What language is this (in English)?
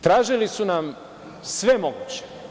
Serbian